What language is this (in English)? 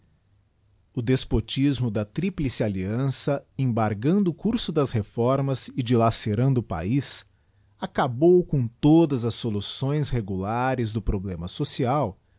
Portuguese